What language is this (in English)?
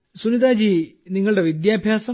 Malayalam